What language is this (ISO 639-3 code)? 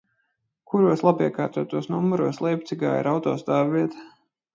lav